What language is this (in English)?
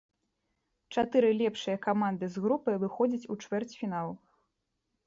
Belarusian